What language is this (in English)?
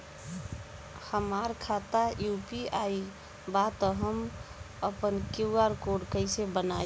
Bhojpuri